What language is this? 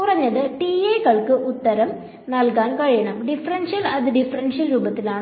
Malayalam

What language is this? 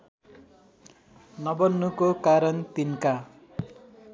Nepali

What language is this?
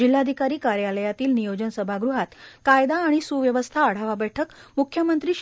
Marathi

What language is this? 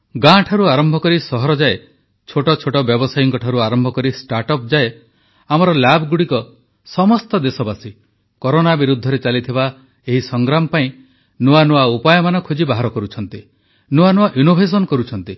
Odia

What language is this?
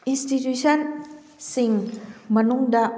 Manipuri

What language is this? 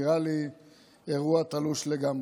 Hebrew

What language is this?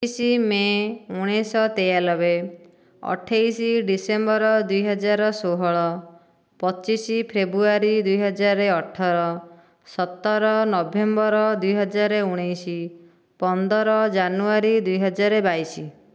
Odia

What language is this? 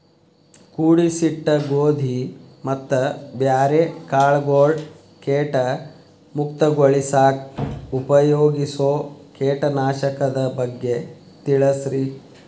Kannada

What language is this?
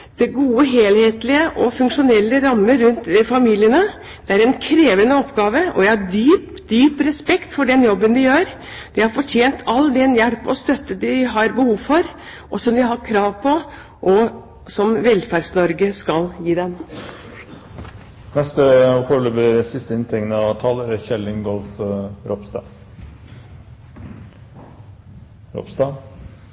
Norwegian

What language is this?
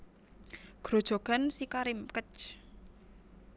Javanese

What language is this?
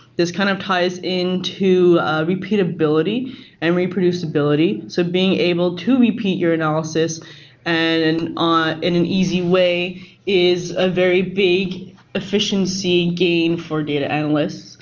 English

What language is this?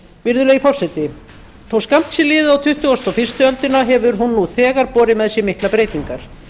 Icelandic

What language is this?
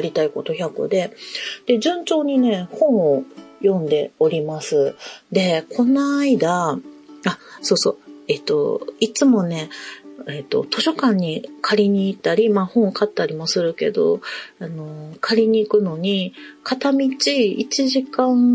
Japanese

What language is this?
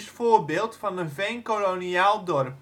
Dutch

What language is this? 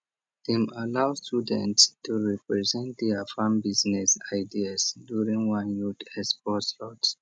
Nigerian Pidgin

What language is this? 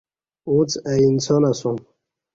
Kati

